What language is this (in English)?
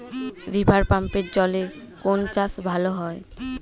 Bangla